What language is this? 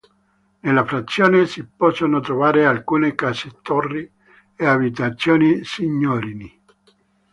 Italian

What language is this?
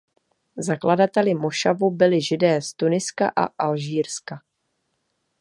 Czech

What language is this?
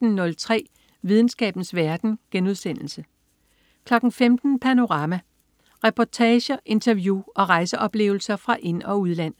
Danish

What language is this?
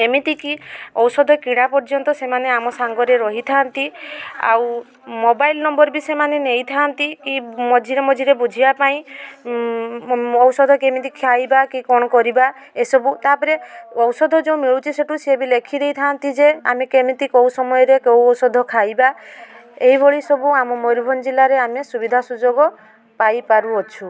Odia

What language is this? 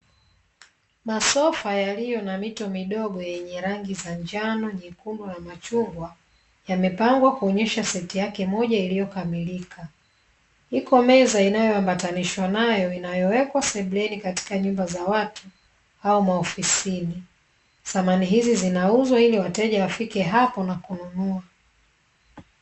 Swahili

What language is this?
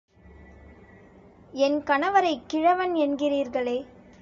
Tamil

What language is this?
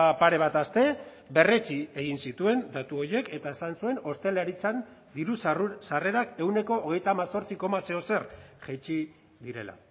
Basque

